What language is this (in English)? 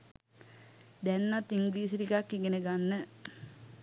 Sinhala